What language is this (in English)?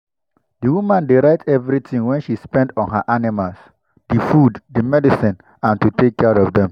Nigerian Pidgin